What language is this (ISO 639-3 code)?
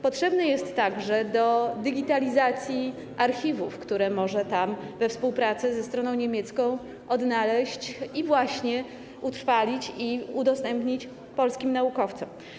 pol